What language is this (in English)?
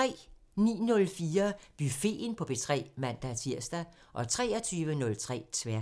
Danish